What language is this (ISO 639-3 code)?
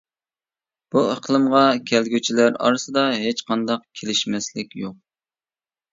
uig